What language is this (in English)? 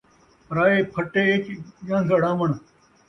Saraiki